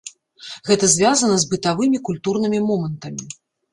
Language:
Belarusian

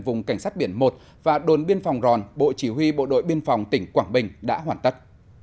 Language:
Vietnamese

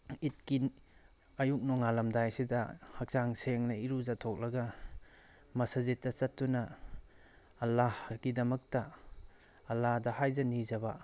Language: Manipuri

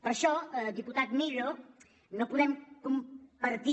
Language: Catalan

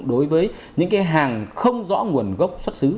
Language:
Vietnamese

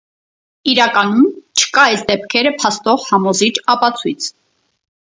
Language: Armenian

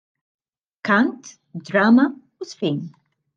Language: Maltese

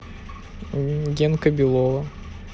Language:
Russian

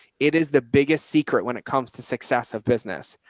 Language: English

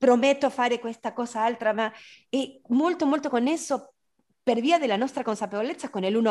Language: Italian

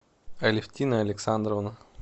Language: Russian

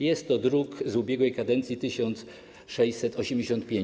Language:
Polish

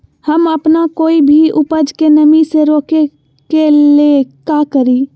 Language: Magahi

